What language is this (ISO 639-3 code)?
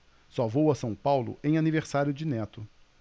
por